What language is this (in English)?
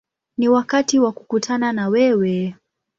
Swahili